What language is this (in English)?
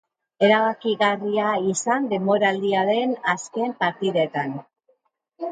Basque